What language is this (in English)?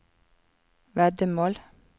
Norwegian